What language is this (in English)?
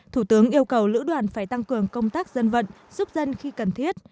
Vietnamese